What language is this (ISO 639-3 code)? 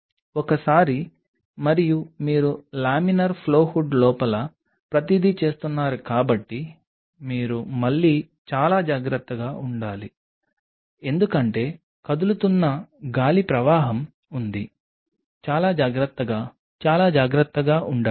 tel